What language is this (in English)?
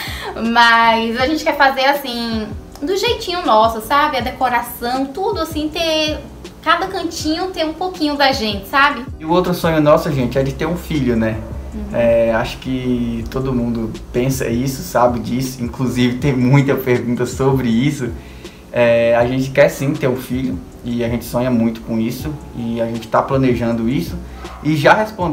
Portuguese